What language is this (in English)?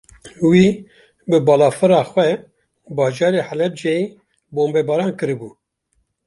Kurdish